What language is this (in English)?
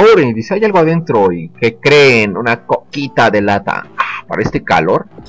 Spanish